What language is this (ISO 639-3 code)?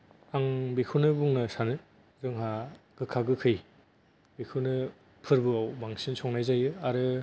brx